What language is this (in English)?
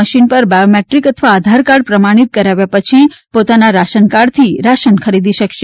Gujarati